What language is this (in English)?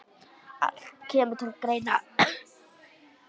Icelandic